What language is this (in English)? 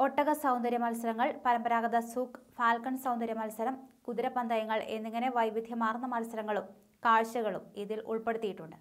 Romanian